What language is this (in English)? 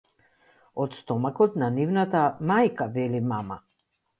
Macedonian